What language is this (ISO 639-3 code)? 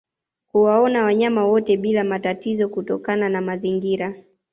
swa